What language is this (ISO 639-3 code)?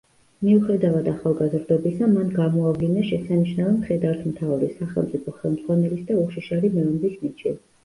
kat